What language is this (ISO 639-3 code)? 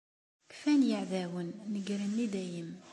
kab